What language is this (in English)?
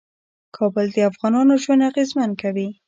Pashto